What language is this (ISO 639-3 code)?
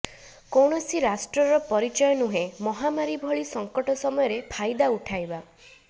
ori